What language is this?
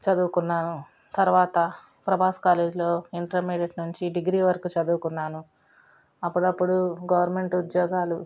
Telugu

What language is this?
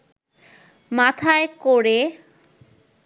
Bangla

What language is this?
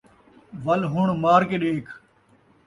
Saraiki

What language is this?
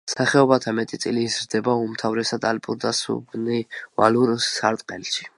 Georgian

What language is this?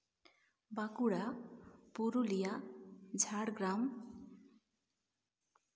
Santali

